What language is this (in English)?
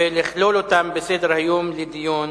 Hebrew